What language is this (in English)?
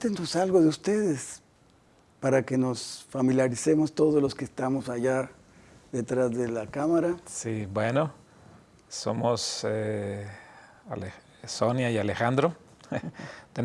Spanish